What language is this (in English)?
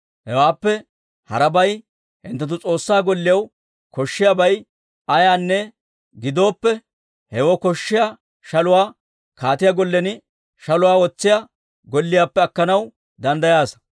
Dawro